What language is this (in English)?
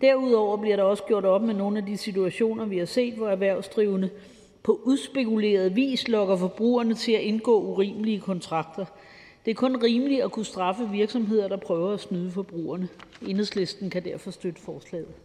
Danish